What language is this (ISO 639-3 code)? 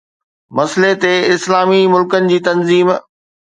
snd